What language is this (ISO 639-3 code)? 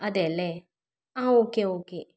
mal